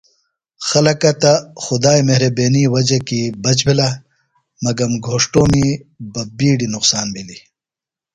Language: Phalura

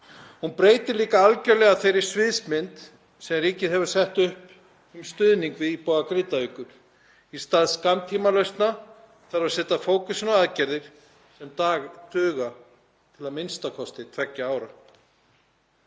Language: Icelandic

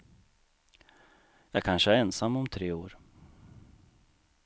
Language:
Swedish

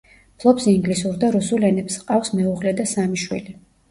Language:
Georgian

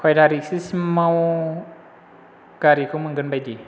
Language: Bodo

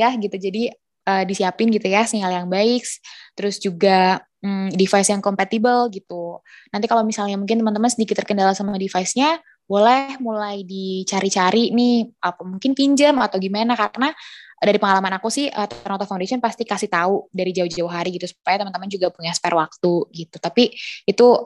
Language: Indonesian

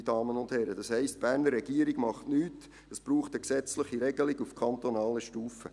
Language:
Swiss German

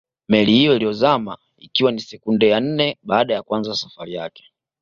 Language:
Swahili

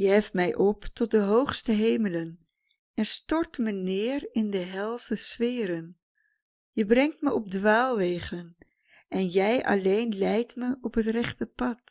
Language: Dutch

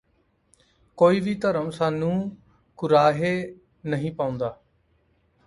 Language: Punjabi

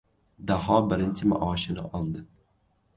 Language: Uzbek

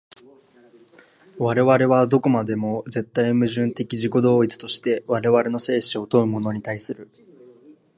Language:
Japanese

